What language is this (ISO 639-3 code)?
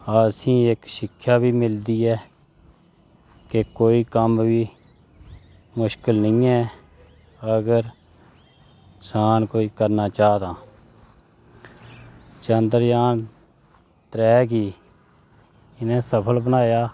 doi